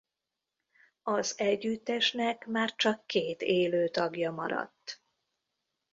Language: Hungarian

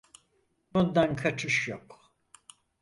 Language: Turkish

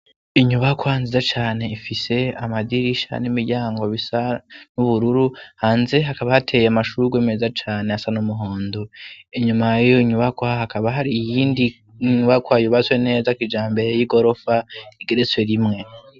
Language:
Rundi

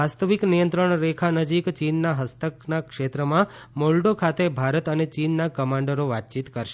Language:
Gujarati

